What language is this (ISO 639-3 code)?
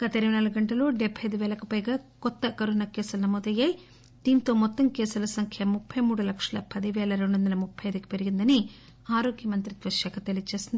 tel